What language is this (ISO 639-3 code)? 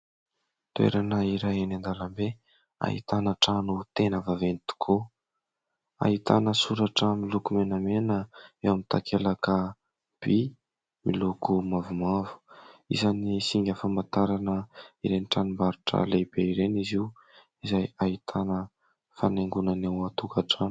mlg